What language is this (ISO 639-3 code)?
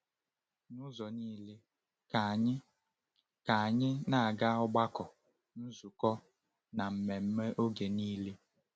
ibo